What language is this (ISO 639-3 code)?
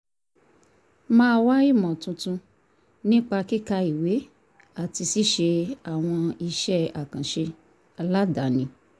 yor